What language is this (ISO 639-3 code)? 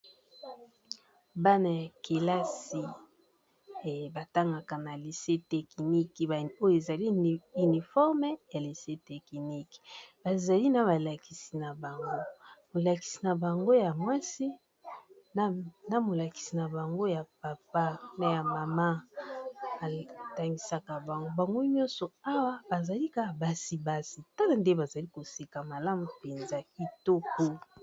lin